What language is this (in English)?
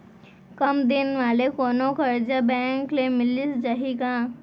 Chhattisgarhi